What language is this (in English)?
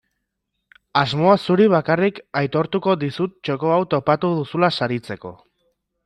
Basque